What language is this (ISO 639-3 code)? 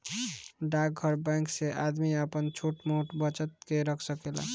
bho